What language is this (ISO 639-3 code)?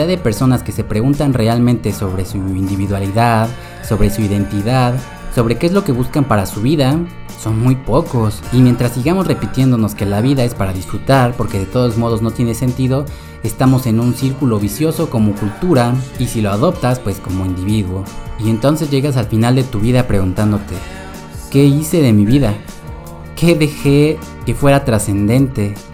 spa